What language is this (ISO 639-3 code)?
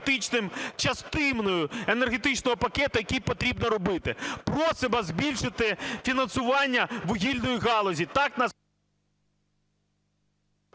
ukr